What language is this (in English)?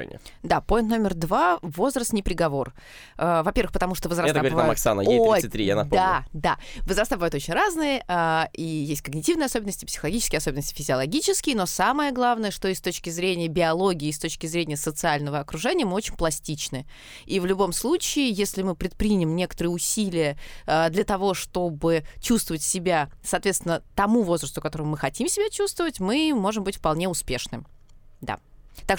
Russian